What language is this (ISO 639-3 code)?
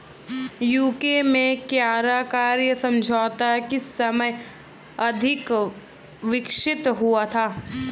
hin